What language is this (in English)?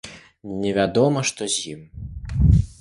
Belarusian